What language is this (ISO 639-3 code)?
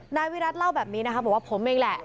tha